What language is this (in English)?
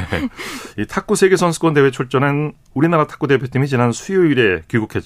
Korean